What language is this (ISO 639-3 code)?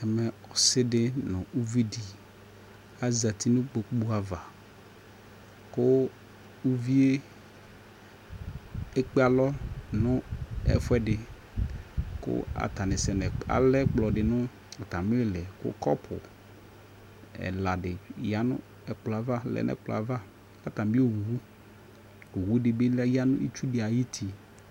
kpo